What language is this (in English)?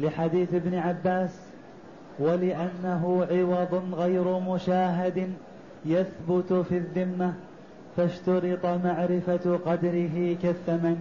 Arabic